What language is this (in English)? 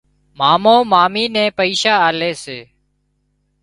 Wadiyara Koli